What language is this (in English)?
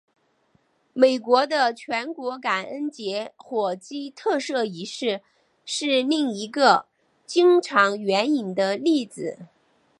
Chinese